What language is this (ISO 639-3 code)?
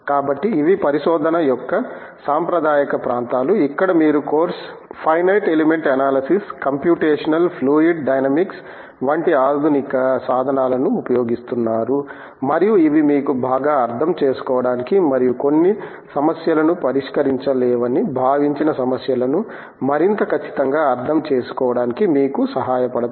tel